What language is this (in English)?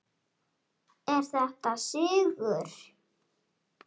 Icelandic